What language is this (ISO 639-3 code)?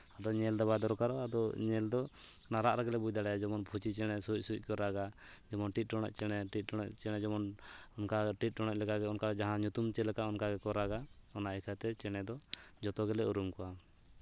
sat